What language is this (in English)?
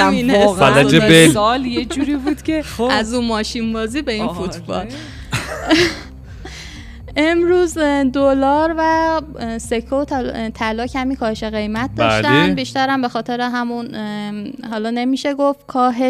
Persian